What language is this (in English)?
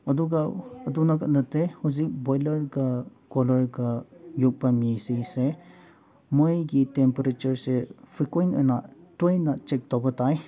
Manipuri